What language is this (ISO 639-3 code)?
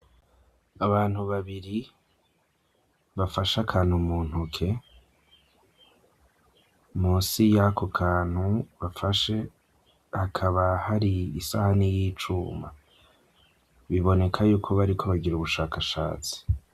run